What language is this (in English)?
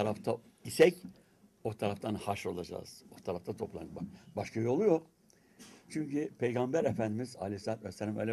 Turkish